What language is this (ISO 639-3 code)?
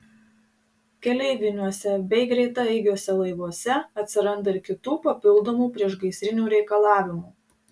lit